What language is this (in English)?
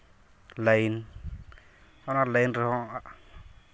Santali